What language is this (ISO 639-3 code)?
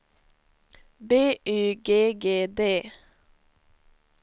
swe